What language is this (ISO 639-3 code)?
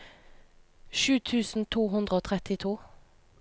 nor